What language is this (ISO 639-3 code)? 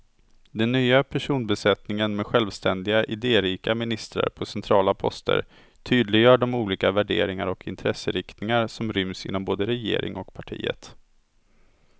swe